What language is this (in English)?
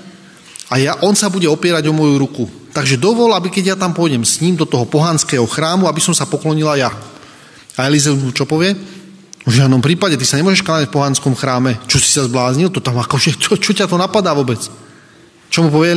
Slovak